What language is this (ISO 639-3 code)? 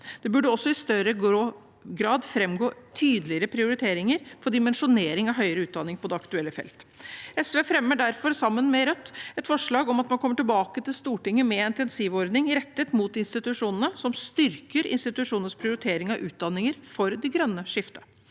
nor